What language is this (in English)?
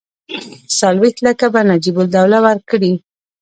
Pashto